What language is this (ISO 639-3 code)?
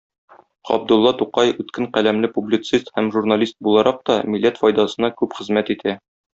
tat